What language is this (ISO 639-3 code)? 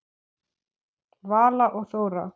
isl